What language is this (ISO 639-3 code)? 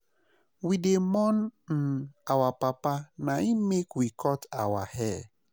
pcm